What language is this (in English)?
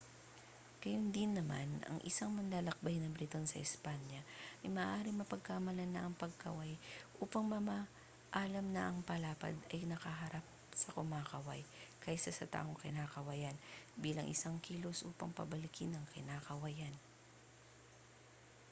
Filipino